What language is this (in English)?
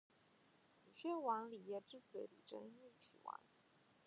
Chinese